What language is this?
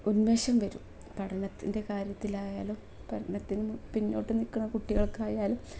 Malayalam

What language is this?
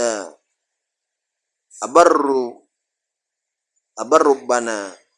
Indonesian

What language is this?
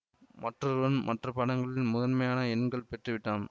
Tamil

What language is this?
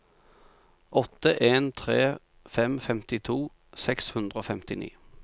Norwegian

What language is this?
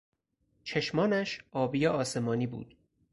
Persian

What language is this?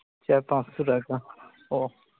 Santali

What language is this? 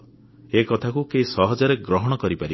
Odia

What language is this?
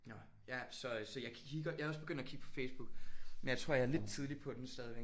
Danish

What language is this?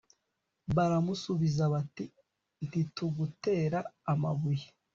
Kinyarwanda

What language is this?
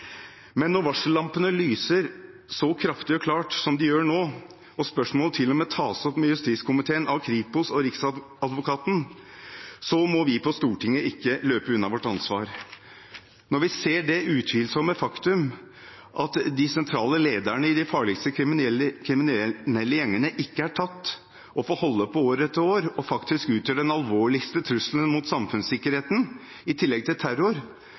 Norwegian Bokmål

